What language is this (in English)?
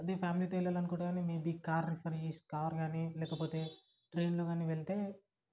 Telugu